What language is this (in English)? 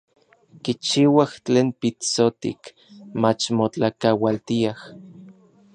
Orizaba Nahuatl